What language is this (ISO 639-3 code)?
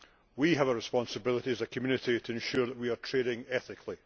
eng